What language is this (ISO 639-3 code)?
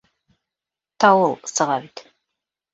bak